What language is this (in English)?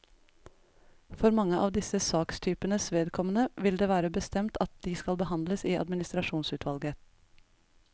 Norwegian